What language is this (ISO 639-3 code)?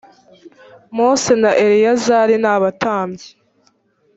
kin